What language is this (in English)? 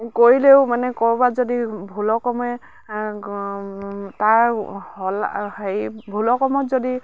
Assamese